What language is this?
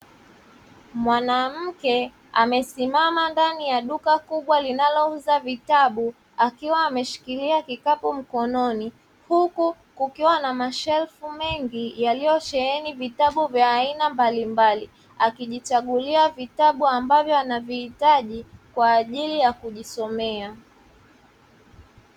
Swahili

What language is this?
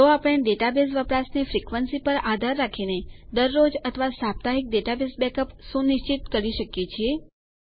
Gujarati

